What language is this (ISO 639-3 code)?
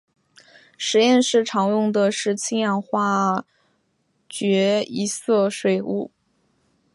zho